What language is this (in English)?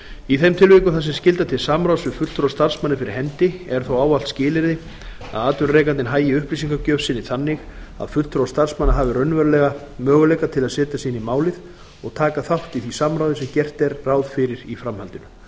Icelandic